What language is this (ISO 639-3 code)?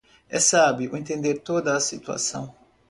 por